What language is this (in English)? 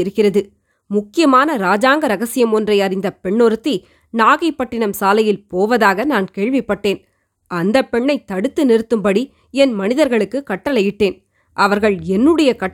Tamil